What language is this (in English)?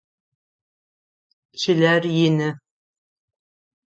Adyghe